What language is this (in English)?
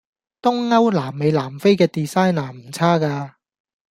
Cantonese